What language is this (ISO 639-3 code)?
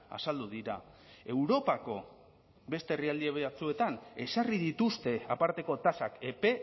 eus